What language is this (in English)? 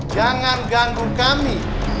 Indonesian